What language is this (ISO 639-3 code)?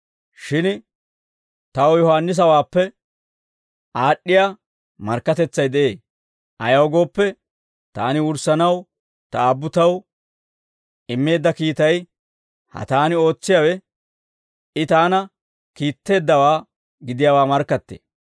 dwr